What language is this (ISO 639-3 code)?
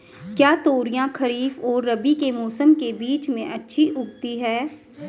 hin